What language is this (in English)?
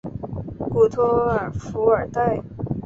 Chinese